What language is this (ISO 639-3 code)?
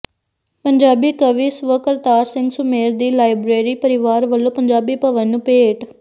pan